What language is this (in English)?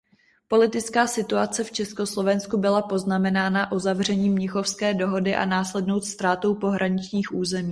Czech